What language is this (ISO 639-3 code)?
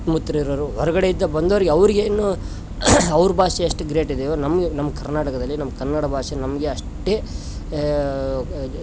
kan